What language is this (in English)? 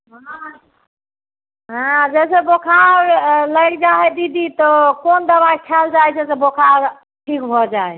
Maithili